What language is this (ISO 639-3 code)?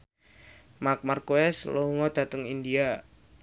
jav